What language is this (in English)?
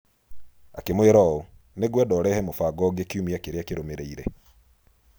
Kikuyu